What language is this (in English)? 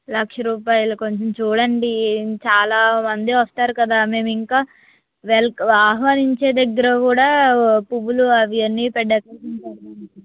Telugu